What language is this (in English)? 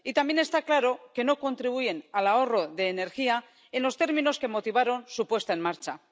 Spanish